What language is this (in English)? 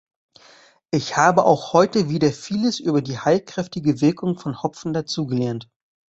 German